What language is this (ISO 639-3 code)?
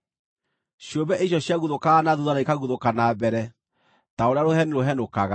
kik